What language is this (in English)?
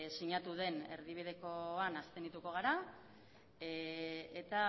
Basque